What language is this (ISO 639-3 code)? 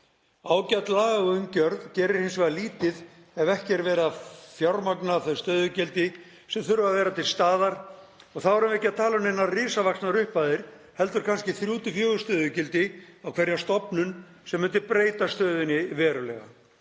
isl